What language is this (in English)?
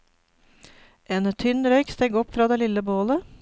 Norwegian